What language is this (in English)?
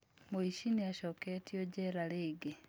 Kikuyu